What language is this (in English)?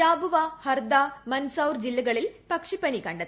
Malayalam